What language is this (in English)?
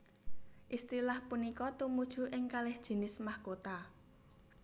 Javanese